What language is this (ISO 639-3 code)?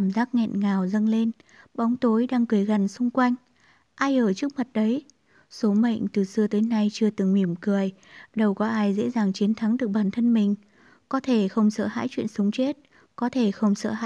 vie